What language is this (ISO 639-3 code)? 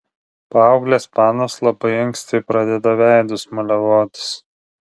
lit